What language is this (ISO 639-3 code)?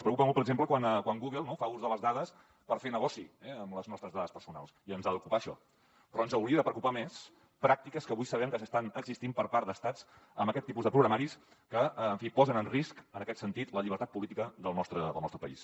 cat